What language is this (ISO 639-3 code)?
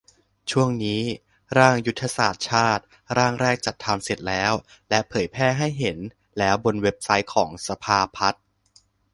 tha